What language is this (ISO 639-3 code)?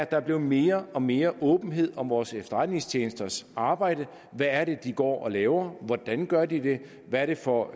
dan